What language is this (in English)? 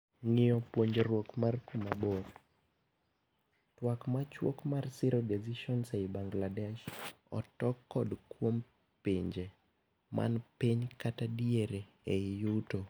Luo (Kenya and Tanzania)